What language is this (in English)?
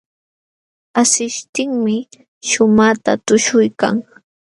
Jauja Wanca Quechua